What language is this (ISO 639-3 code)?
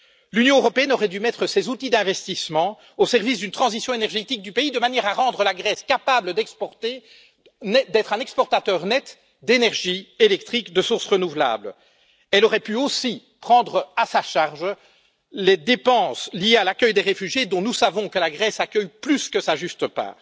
fra